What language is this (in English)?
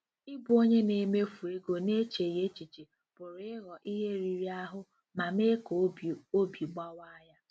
Igbo